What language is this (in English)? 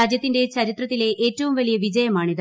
Malayalam